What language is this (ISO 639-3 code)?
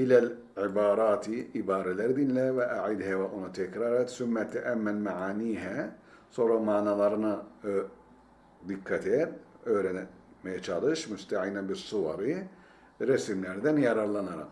tur